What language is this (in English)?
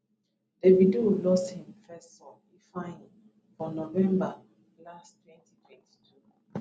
Nigerian Pidgin